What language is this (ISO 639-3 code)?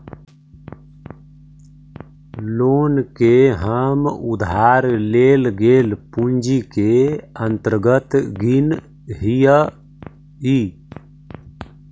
mag